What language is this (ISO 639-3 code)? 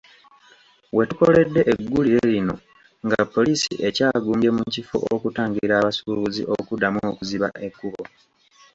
lug